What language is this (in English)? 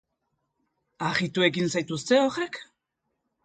Basque